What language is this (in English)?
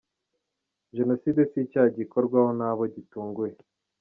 Kinyarwanda